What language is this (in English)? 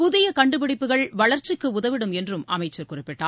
Tamil